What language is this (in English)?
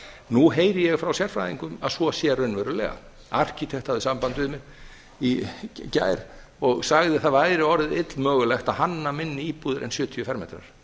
Icelandic